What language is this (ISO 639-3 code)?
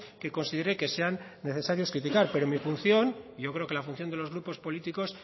spa